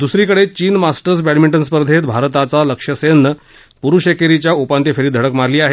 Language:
Marathi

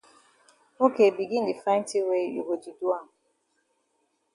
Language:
Cameroon Pidgin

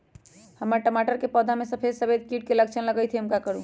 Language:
Magahi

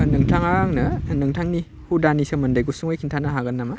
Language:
Bodo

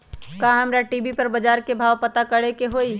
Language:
Magahi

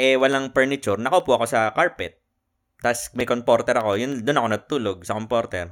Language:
Filipino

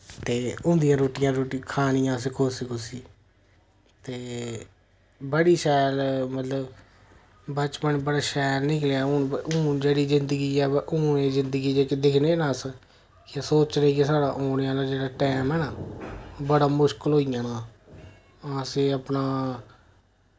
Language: Dogri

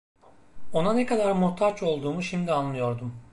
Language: Turkish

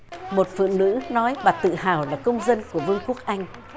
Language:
Vietnamese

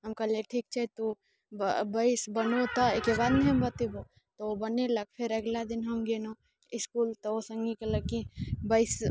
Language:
Maithili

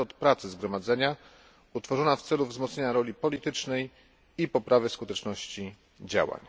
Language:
Polish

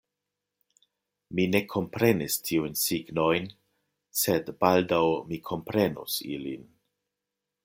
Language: Esperanto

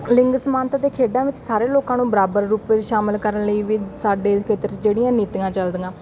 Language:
Punjabi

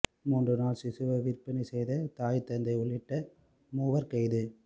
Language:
Tamil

